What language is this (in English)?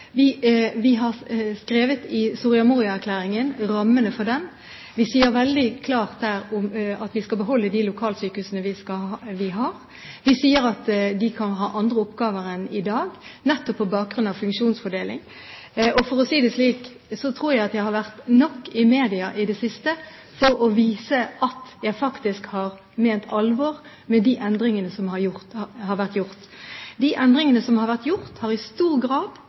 Norwegian Bokmål